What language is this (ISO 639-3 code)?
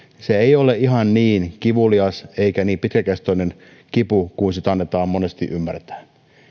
fin